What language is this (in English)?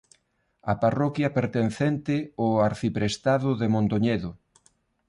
Galician